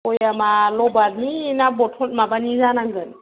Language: Bodo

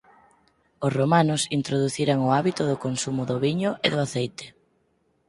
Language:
Galician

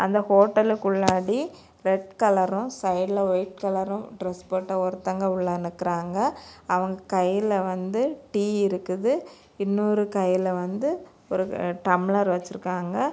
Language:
Tamil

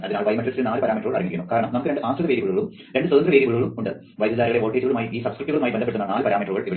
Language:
Malayalam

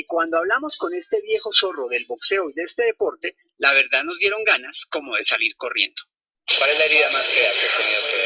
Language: Spanish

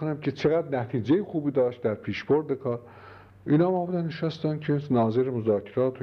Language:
Persian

